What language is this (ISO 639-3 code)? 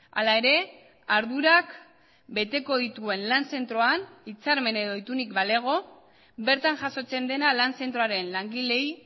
eus